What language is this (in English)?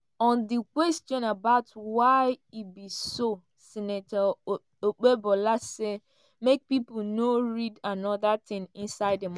Nigerian Pidgin